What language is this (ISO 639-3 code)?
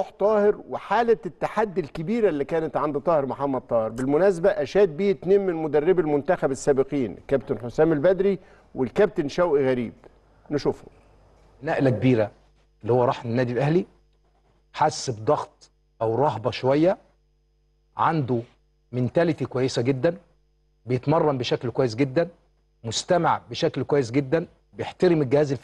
ara